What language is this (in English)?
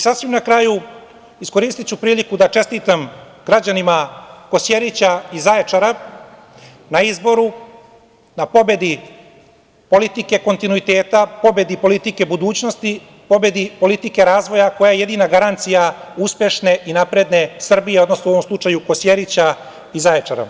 Serbian